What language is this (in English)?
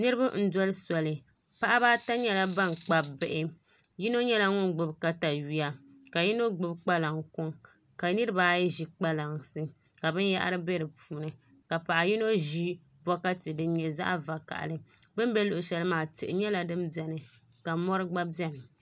Dagbani